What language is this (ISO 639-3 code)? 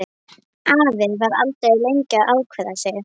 isl